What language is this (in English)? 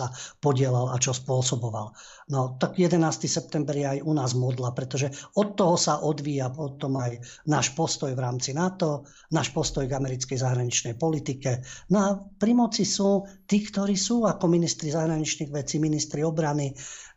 Slovak